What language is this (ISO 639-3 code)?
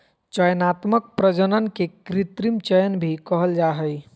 mag